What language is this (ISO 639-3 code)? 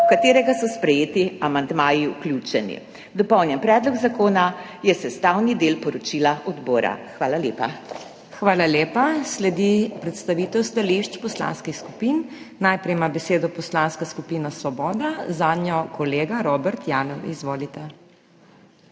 slv